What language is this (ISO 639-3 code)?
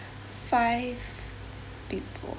eng